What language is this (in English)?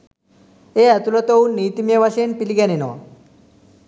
Sinhala